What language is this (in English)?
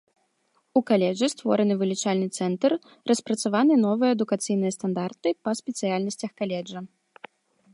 Belarusian